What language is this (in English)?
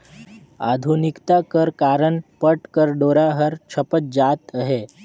Chhattisgarhi